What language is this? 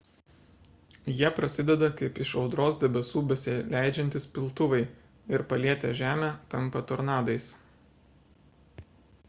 Lithuanian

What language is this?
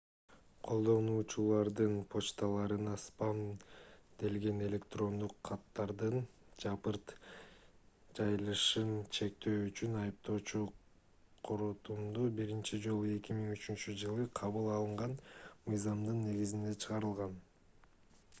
Kyrgyz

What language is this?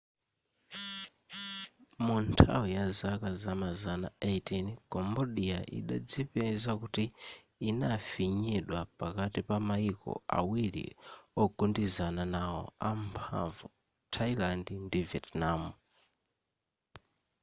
Nyanja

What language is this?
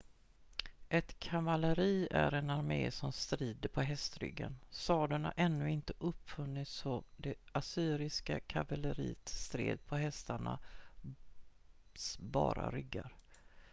Swedish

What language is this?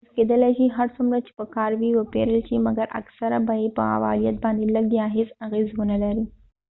Pashto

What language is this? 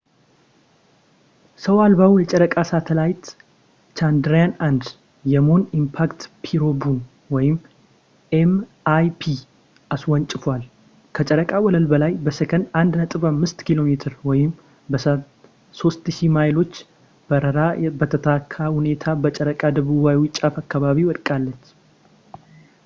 Amharic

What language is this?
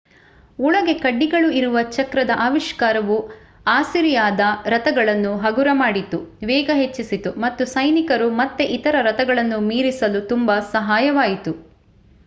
Kannada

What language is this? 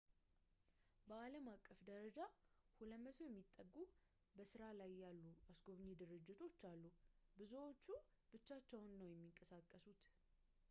Amharic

